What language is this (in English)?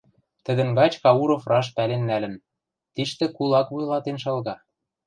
Western Mari